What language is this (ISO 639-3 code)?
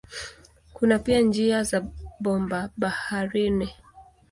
swa